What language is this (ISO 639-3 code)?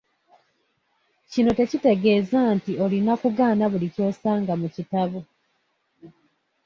lug